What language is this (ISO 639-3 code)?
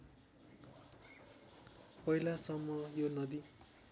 nep